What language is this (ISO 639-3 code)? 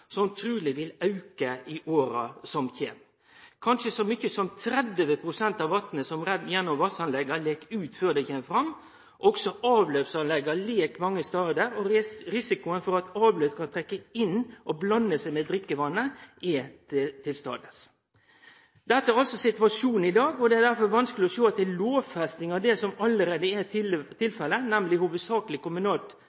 nno